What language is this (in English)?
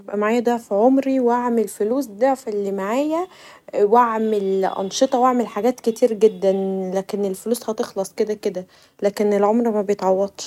Egyptian Arabic